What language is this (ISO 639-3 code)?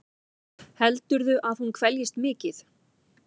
isl